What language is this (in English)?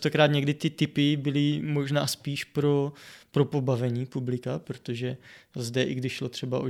Czech